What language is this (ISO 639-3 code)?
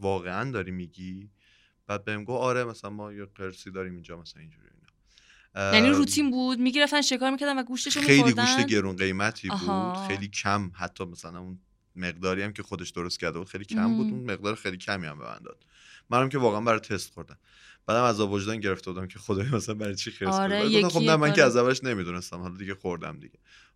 fas